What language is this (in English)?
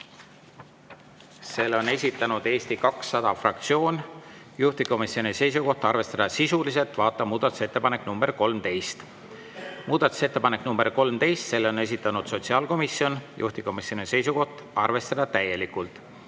Estonian